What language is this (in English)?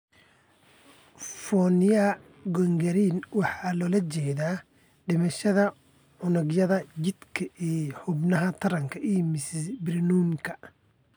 Somali